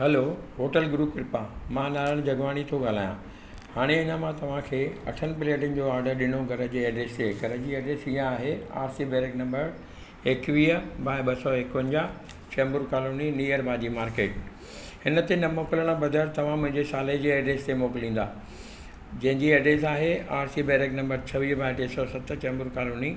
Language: Sindhi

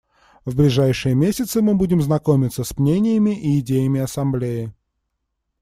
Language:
Russian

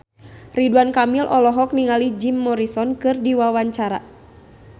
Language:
Sundanese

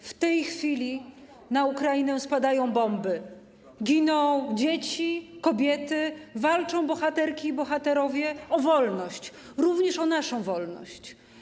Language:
Polish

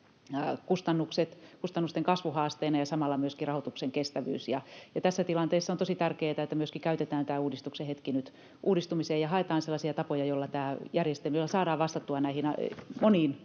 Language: Finnish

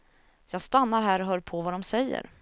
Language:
Swedish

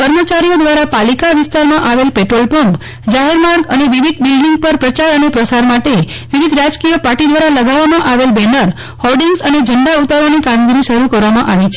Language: Gujarati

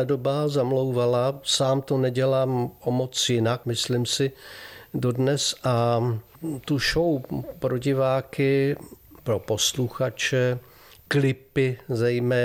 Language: Czech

